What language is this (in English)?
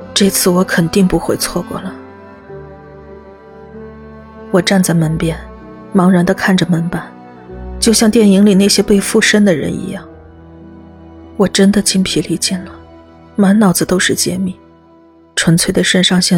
Chinese